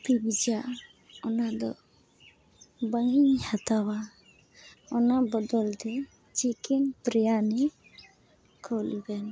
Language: Santali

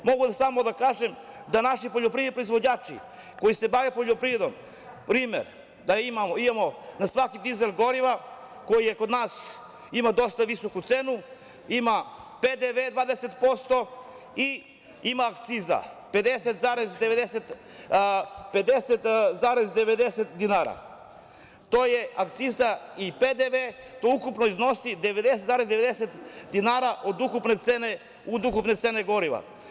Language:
Serbian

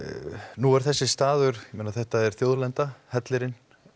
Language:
Icelandic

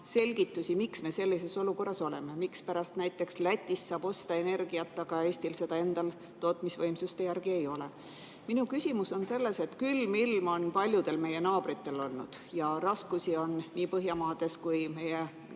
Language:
Estonian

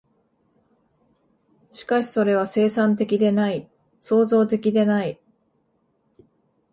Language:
Japanese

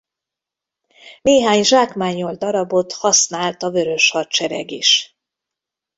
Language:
Hungarian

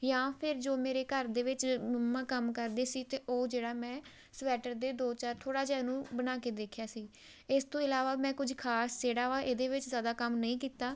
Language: Punjabi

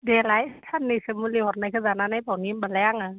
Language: Bodo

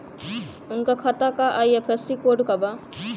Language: Bhojpuri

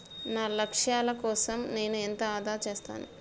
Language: Telugu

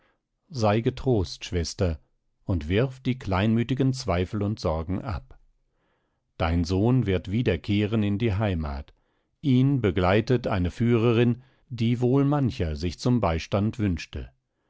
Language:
German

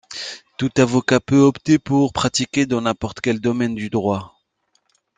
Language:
French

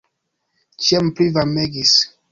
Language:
Esperanto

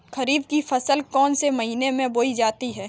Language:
Hindi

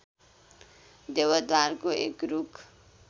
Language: Nepali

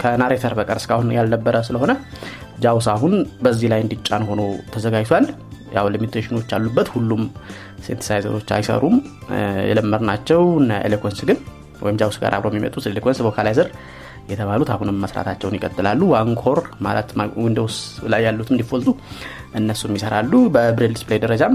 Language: Amharic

